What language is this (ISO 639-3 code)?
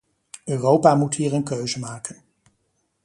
nld